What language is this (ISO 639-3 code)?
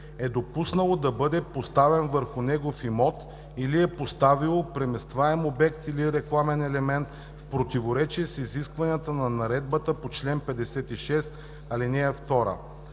bul